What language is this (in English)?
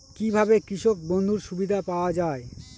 Bangla